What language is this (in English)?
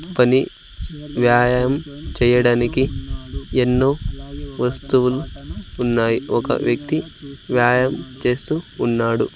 Telugu